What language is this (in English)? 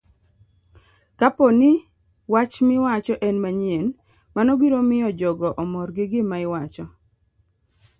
Luo (Kenya and Tanzania)